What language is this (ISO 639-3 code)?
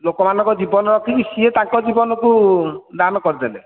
ori